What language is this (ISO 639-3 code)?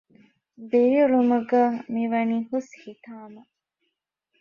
div